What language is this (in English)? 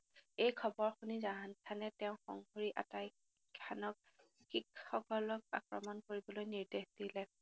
Assamese